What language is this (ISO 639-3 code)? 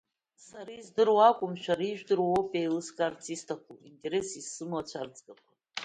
abk